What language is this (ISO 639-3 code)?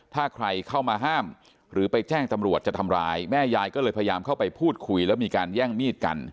tha